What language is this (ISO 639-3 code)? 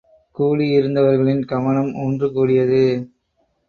tam